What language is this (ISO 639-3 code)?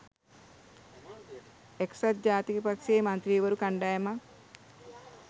sin